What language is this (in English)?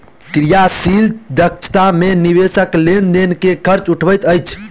Maithili